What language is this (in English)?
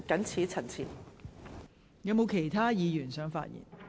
Cantonese